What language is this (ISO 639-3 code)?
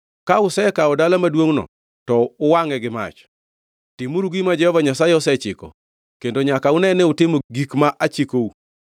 luo